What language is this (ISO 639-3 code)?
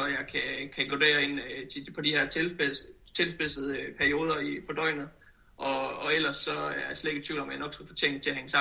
dan